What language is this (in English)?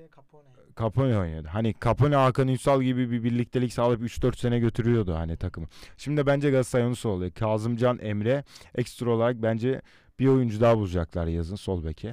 Turkish